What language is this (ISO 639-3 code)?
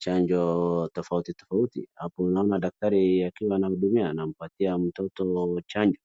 swa